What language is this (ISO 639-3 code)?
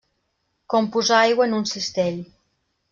cat